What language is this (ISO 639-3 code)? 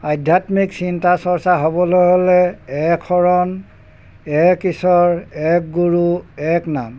asm